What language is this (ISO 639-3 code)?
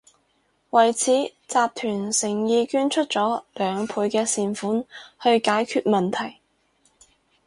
yue